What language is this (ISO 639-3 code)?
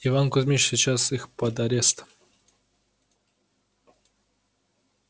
rus